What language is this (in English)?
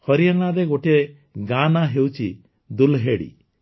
Odia